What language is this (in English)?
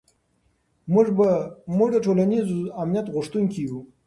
Pashto